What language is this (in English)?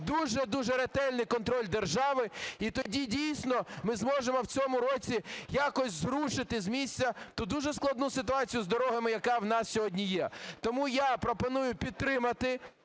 Ukrainian